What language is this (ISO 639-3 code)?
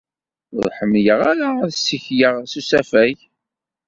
kab